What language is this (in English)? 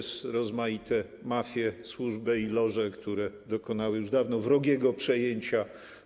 Polish